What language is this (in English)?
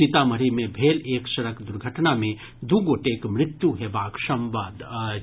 Maithili